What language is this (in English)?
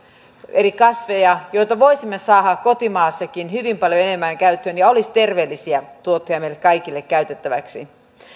Finnish